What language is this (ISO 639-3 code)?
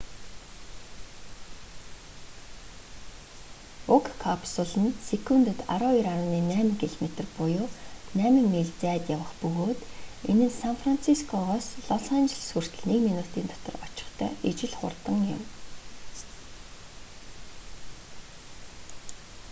mon